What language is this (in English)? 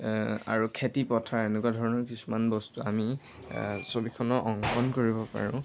Assamese